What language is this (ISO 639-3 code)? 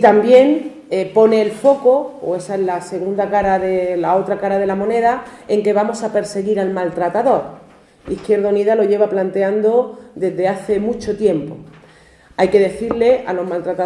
spa